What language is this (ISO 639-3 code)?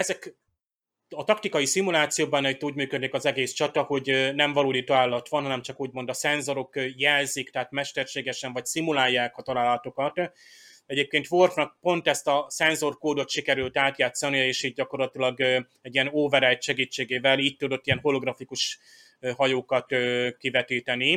hun